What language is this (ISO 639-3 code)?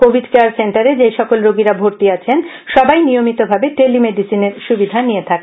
ben